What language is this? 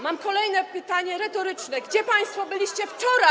Polish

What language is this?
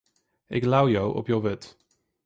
Western Frisian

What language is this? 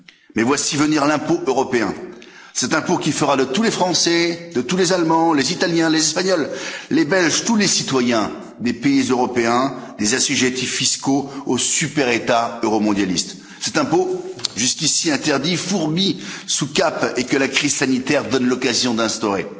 French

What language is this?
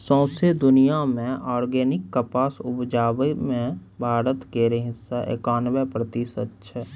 Maithili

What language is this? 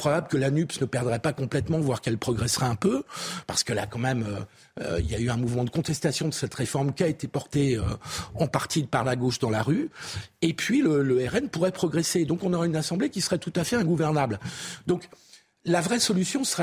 French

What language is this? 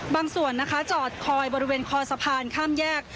Thai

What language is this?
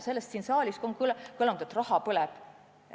Estonian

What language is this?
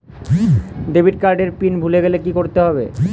Bangla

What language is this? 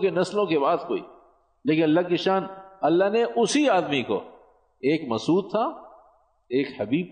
Urdu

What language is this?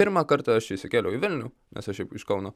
Lithuanian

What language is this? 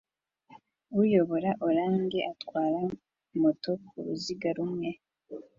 Kinyarwanda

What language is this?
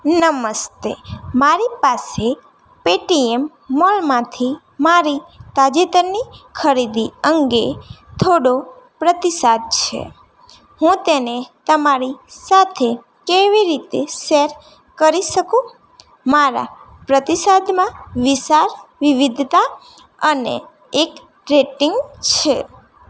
Gujarati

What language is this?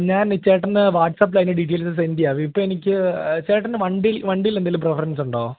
Malayalam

